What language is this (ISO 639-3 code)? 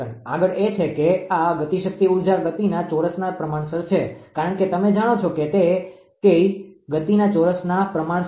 guj